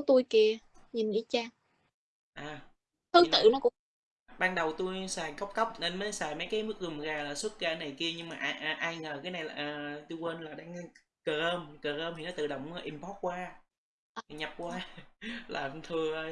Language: Vietnamese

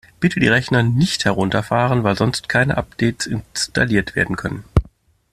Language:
German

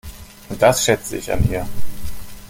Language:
German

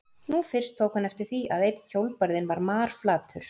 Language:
Icelandic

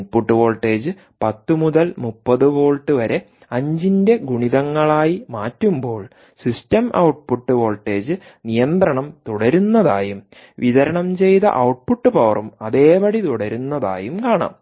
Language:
Malayalam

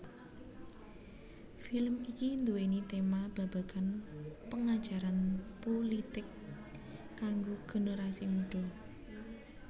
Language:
Javanese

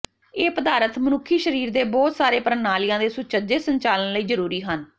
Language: Punjabi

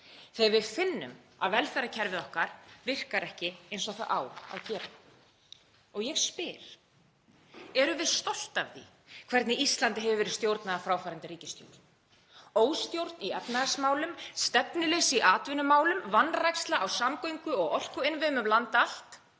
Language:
Icelandic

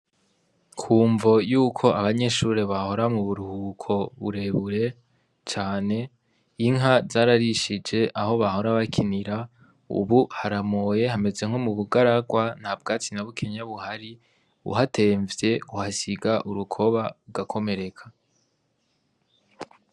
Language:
Rundi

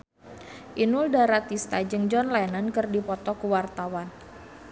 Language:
Sundanese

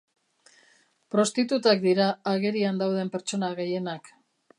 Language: Basque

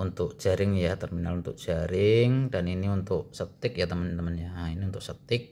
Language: Indonesian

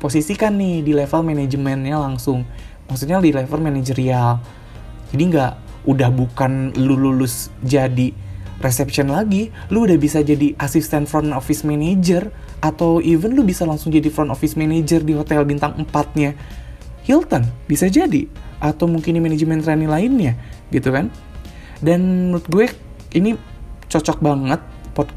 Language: Indonesian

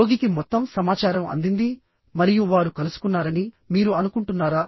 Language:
Telugu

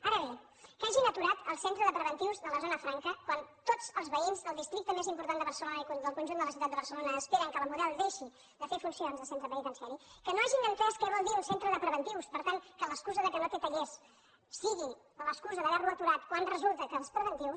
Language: Catalan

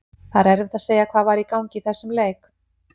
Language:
Icelandic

